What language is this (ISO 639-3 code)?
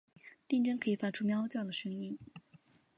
zho